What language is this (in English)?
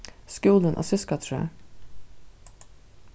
Faroese